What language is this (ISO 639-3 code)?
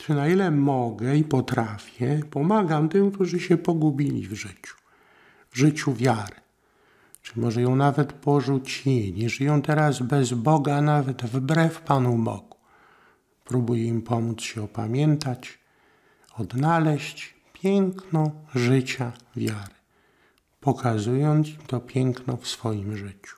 pol